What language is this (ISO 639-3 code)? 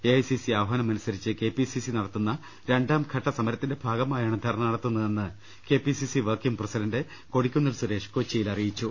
mal